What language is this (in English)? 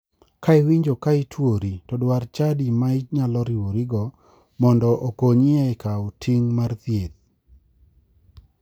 Luo (Kenya and Tanzania)